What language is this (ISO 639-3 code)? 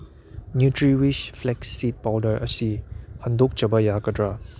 mni